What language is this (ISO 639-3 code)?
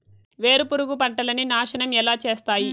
tel